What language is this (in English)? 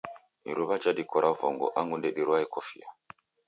Taita